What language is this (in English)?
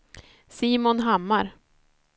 Swedish